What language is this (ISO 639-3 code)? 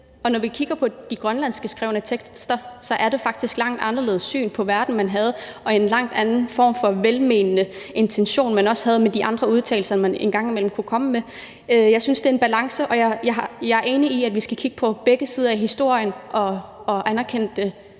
dan